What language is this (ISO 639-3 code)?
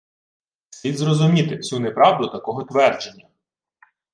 ukr